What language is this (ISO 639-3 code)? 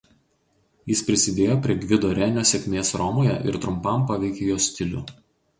lit